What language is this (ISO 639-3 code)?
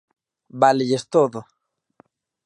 glg